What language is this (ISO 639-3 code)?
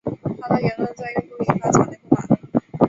zho